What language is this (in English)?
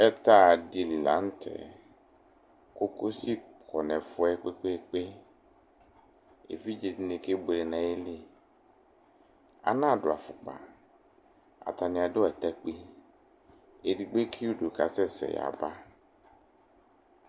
Ikposo